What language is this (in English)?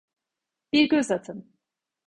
Turkish